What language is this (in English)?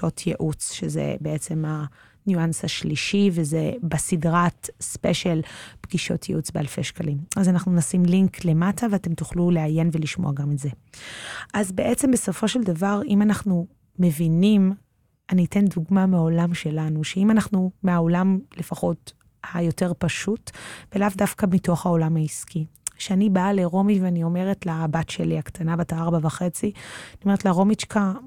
Hebrew